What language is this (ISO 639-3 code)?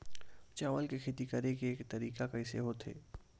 hne